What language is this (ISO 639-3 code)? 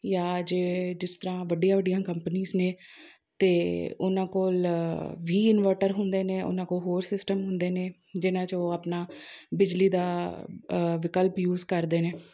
pan